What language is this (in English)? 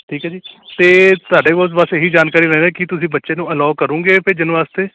Punjabi